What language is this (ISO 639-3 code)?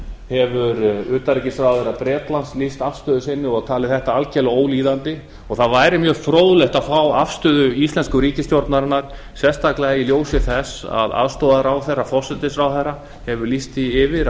isl